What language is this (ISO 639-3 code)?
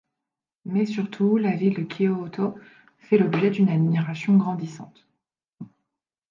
fra